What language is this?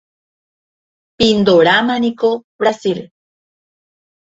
Guarani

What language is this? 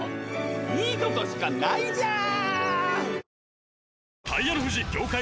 Japanese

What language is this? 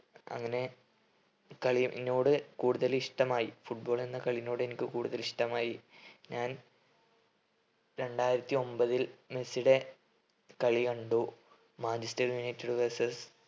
Malayalam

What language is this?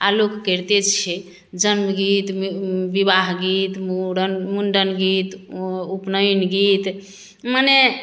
Maithili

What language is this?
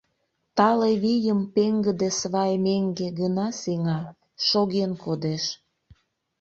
Mari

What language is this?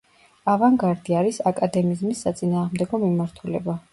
Georgian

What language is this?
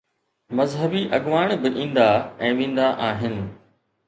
Sindhi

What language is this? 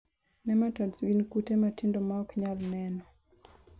Luo (Kenya and Tanzania)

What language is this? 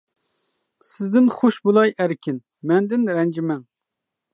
Uyghur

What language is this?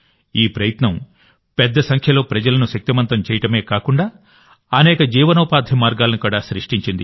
Telugu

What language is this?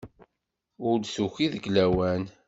Kabyle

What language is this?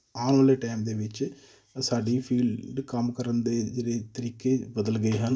Punjabi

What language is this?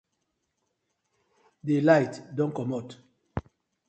Nigerian Pidgin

